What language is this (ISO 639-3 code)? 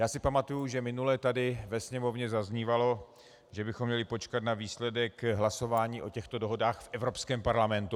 ces